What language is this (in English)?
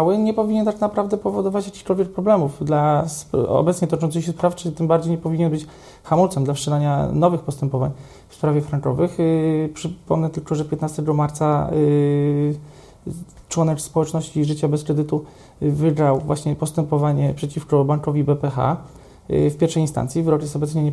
Polish